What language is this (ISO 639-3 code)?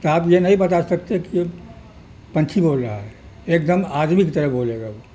urd